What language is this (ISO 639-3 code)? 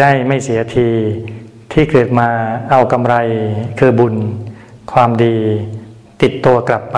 tha